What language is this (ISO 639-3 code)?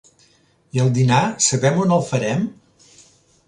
cat